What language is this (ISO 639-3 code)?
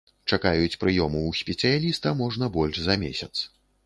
bel